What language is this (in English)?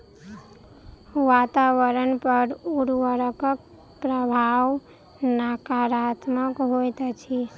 Maithili